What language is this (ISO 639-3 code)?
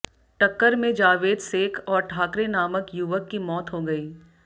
hin